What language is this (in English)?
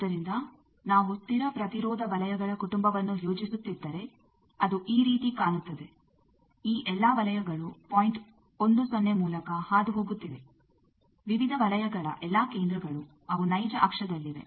Kannada